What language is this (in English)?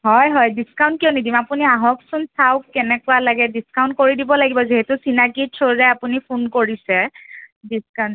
Assamese